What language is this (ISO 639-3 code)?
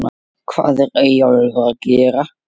isl